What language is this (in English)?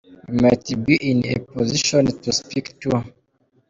Kinyarwanda